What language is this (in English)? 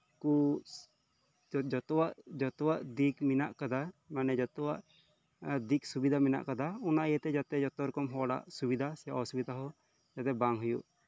Santali